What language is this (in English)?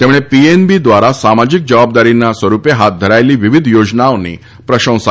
Gujarati